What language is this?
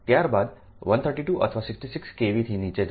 Gujarati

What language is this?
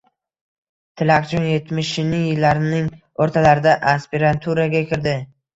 Uzbek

